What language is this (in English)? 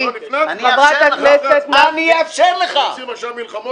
Hebrew